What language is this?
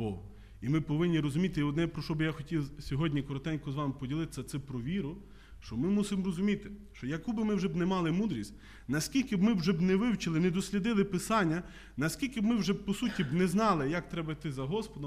Ukrainian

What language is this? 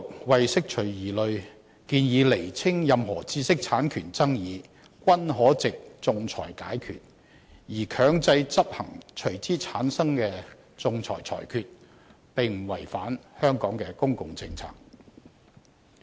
Cantonese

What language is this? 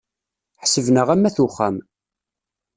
Kabyle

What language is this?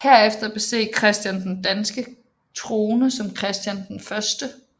Danish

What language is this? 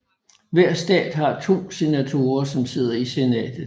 Danish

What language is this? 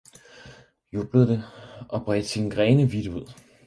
Danish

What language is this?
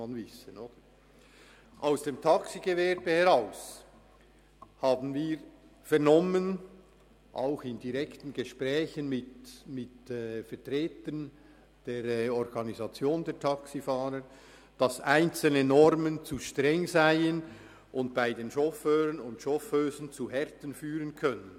Swiss German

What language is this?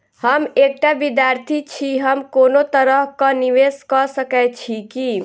Maithili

